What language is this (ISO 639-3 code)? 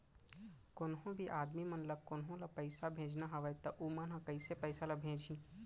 hne